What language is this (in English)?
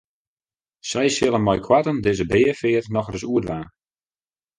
Western Frisian